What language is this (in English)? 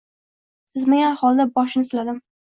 Uzbek